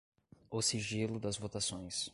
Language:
Portuguese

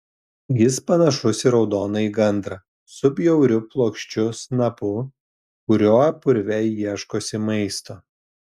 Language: Lithuanian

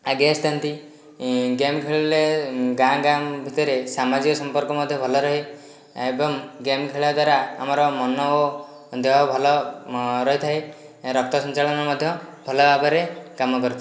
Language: Odia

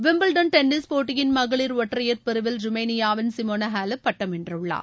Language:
Tamil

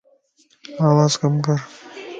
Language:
Lasi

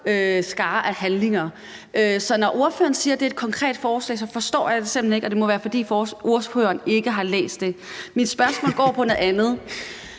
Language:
Danish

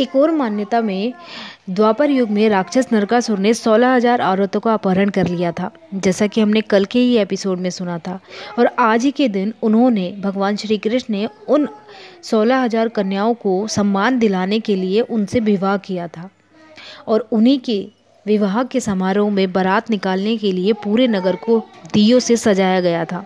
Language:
Hindi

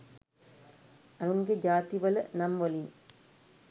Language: Sinhala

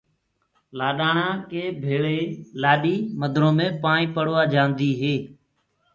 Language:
Gurgula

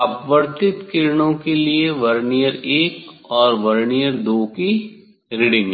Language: Hindi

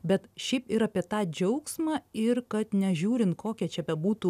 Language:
Lithuanian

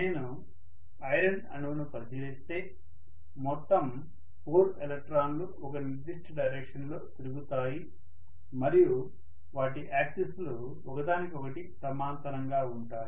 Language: Telugu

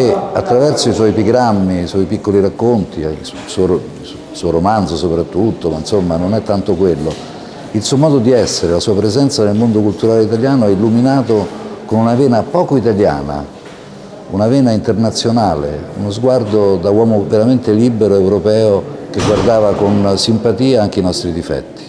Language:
Italian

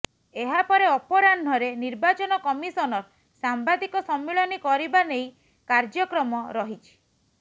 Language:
Odia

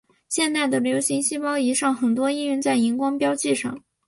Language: Chinese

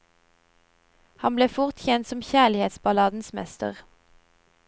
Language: Norwegian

